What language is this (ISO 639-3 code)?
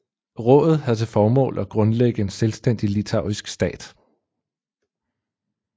dan